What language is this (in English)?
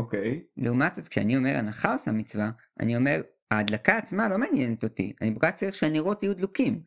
Hebrew